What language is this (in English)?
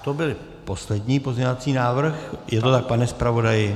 Czech